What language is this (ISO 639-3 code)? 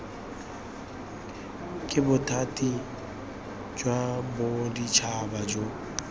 tsn